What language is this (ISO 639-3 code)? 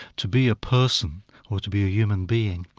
eng